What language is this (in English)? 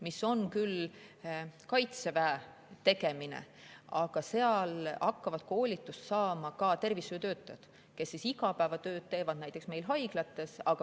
Estonian